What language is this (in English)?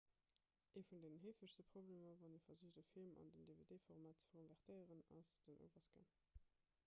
Luxembourgish